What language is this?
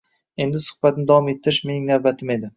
Uzbek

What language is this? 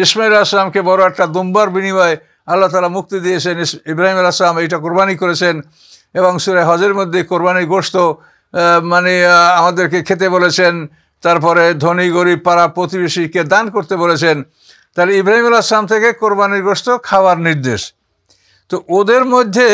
Arabic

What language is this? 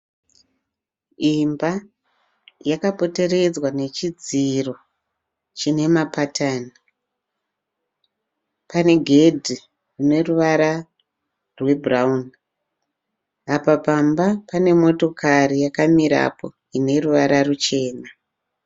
Shona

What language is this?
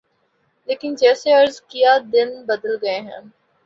Urdu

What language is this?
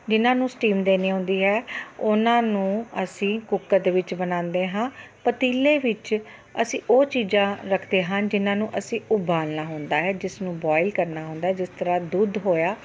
Punjabi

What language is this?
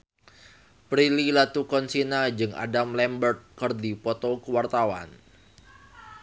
Sundanese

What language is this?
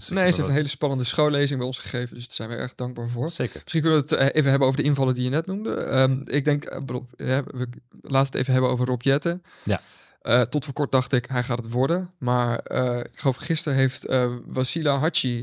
Dutch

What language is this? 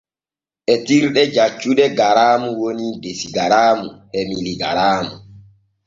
Borgu Fulfulde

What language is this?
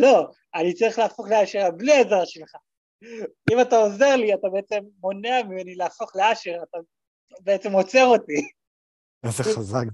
Hebrew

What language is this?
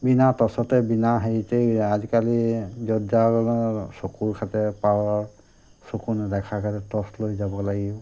Assamese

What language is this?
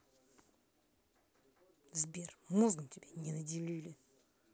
Russian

